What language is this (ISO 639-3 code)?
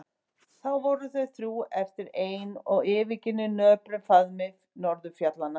isl